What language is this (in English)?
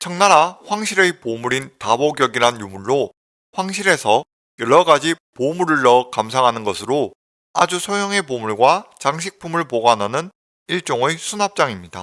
Korean